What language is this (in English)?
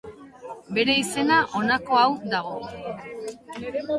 Basque